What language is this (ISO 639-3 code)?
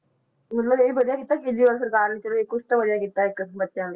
pan